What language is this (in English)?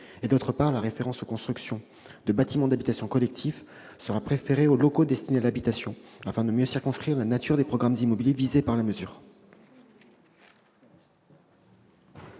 French